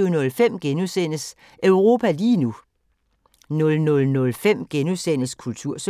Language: Danish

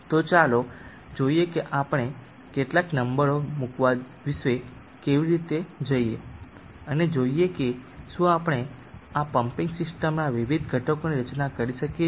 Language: Gujarati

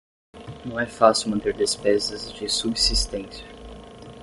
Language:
Portuguese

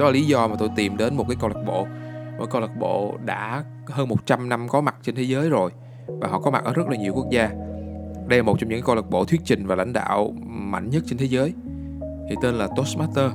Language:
Vietnamese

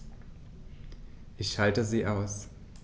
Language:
German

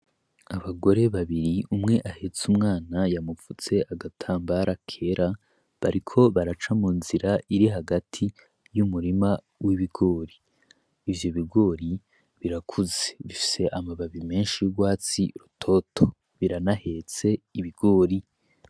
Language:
Rundi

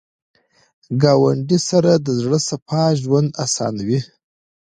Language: Pashto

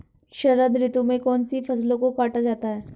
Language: Hindi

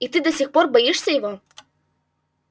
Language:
Russian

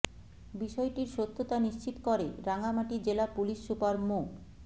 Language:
Bangla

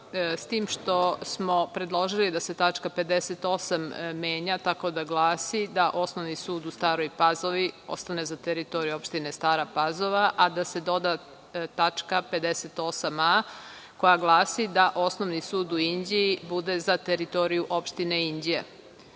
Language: Serbian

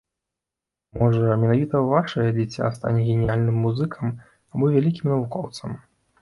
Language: Belarusian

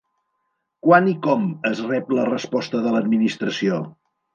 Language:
Catalan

